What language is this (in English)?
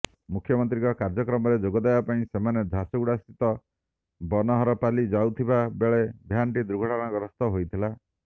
Odia